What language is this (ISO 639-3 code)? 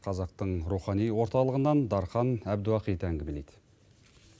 kaz